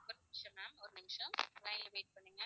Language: Tamil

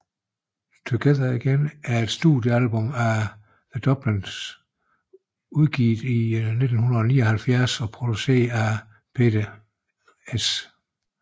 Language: Danish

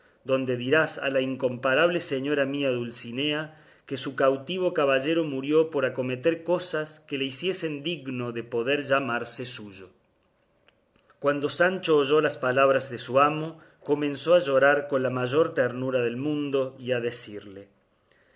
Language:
Spanish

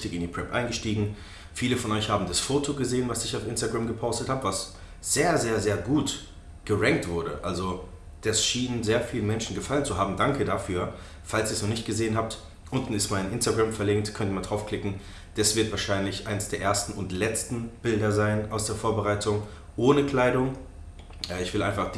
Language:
German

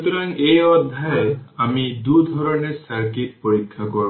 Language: Bangla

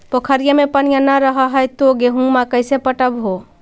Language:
Magahi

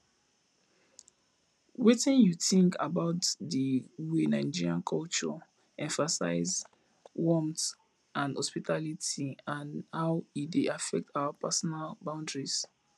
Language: Nigerian Pidgin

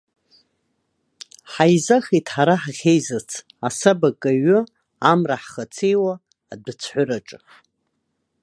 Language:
Abkhazian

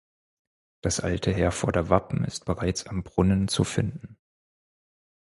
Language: German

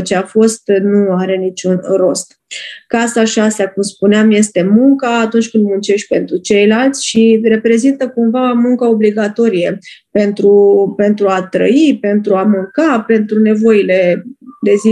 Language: Romanian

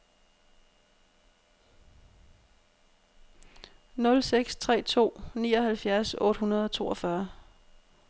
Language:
Danish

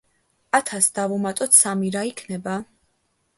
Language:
Georgian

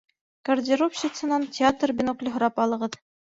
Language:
Bashkir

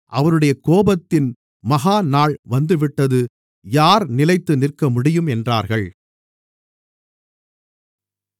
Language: Tamil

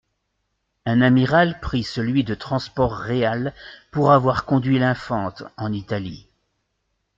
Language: French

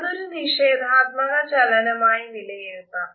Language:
Malayalam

